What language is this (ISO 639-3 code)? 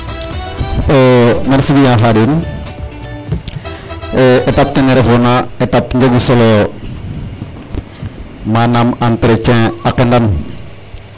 srr